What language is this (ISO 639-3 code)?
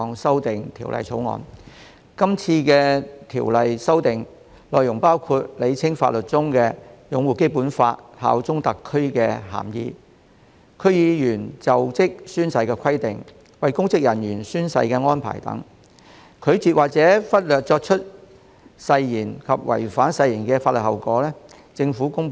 yue